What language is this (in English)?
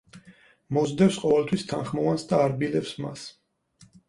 Georgian